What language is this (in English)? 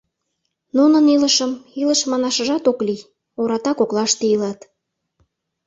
Mari